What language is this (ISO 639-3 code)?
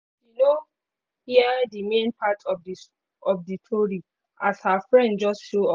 pcm